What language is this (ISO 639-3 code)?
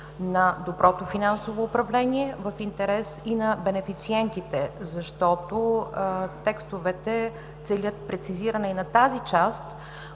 bul